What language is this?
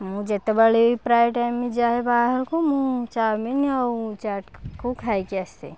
Odia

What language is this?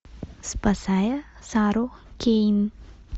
Russian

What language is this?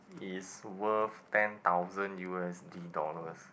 English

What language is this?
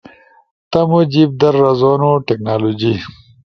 Ushojo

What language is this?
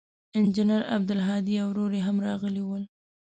Pashto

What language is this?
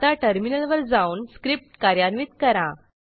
Marathi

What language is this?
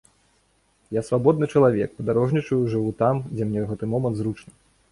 Belarusian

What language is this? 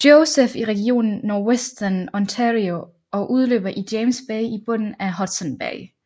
Danish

